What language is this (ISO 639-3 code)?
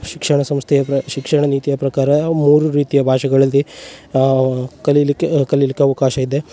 kan